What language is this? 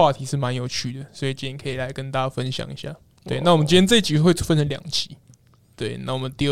Chinese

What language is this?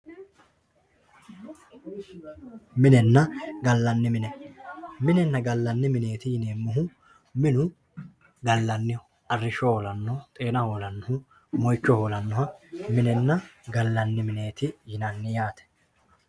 Sidamo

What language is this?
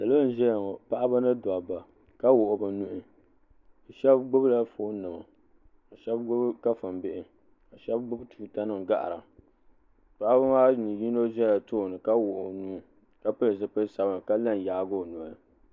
Dagbani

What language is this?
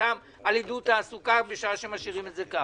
Hebrew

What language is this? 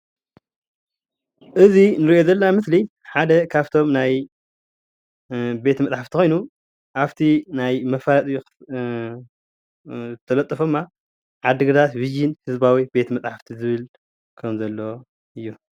Tigrinya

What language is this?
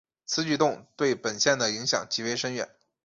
Chinese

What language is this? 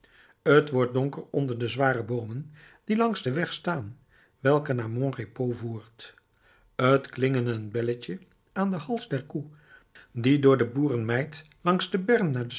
Dutch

